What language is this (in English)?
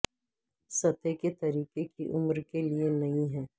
Urdu